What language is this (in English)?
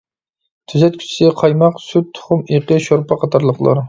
Uyghur